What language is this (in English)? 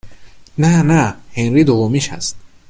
Persian